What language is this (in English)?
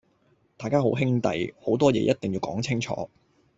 Cantonese